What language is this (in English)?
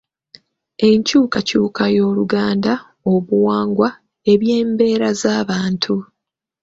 Ganda